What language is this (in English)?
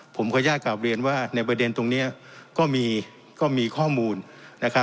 Thai